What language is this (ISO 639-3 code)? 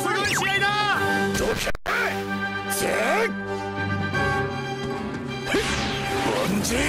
jpn